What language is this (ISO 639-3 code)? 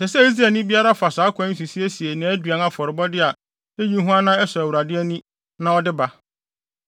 aka